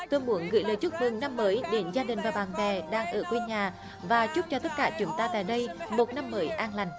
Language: Vietnamese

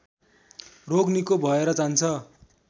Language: Nepali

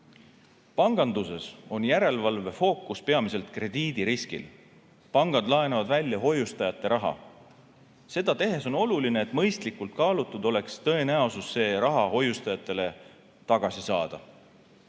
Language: Estonian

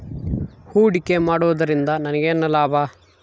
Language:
Kannada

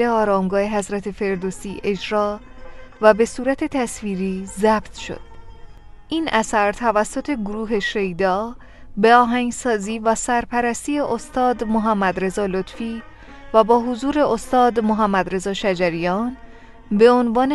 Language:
Persian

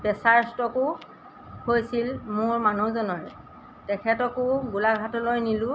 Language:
Assamese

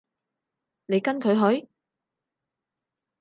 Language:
Cantonese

